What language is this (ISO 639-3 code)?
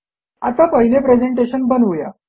mar